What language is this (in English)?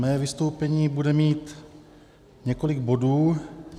Czech